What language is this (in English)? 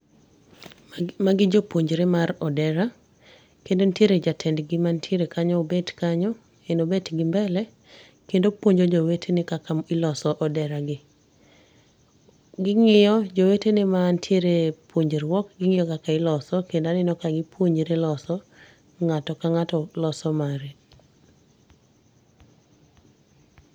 Luo (Kenya and Tanzania)